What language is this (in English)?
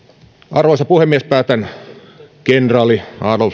Finnish